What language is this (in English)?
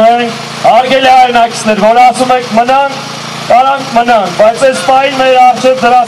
Romanian